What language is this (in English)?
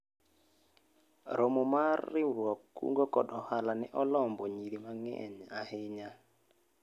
Luo (Kenya and Tanzania)